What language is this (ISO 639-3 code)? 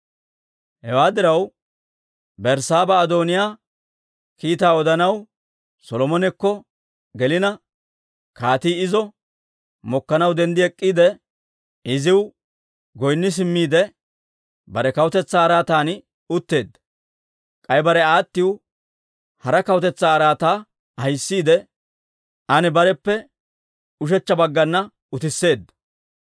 dwr